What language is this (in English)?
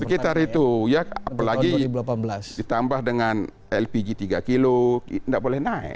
Indonesian